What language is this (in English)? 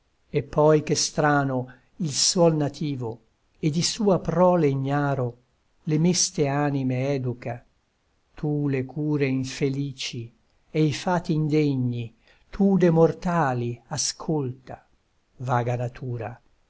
Italian